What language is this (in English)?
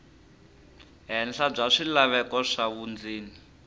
Tsonga